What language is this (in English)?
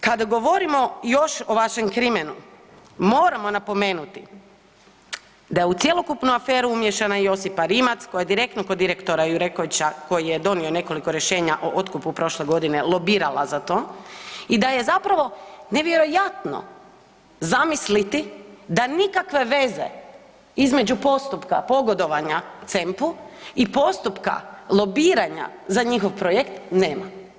Croatian